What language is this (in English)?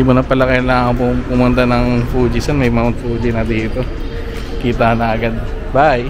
Filipino